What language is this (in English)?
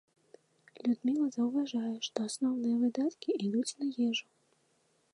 Belarusian